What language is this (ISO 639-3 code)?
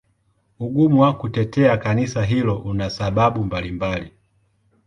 swa